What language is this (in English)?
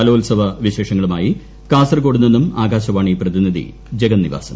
Malayalam